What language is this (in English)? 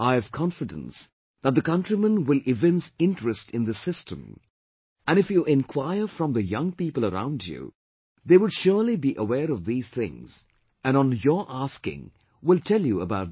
English